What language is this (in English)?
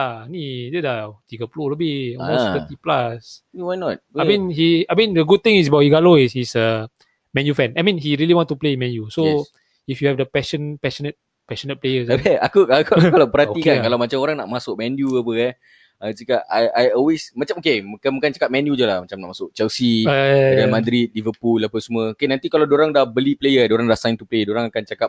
Malay